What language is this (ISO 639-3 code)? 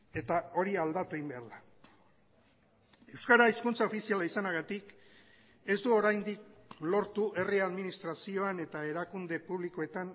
eus